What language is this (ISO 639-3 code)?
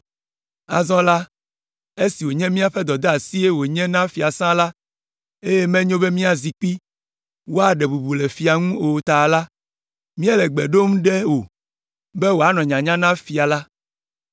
ewe